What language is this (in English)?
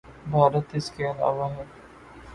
Urdu